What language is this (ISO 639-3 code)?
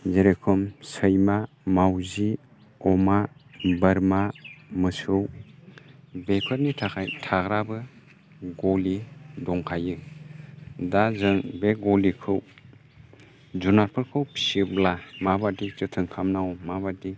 brx